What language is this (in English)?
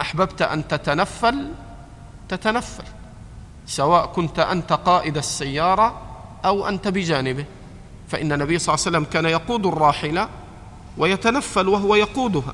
Arabic